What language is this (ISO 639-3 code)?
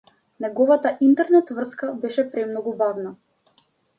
mkd